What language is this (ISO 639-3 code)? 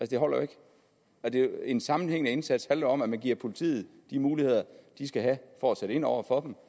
dan